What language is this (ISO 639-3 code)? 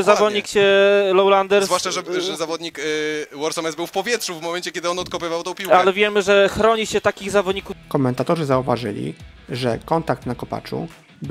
pol